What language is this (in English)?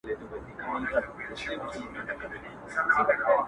Pashto